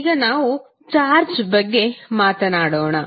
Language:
Kannada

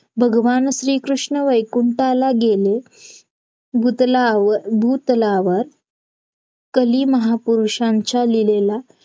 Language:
Marathi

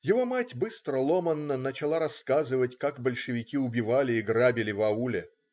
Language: Russian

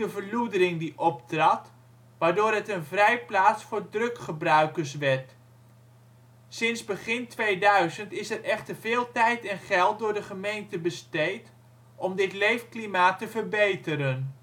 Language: Dutch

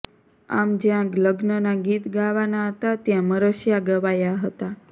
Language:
Gujarati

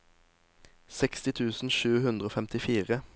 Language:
Norwegian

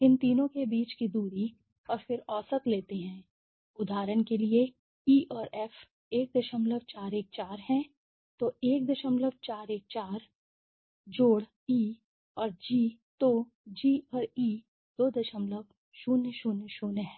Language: Hindi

